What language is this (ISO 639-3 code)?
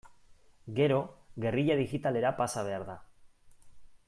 eus